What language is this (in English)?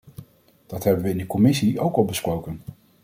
Dutch